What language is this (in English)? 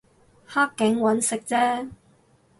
Cantonese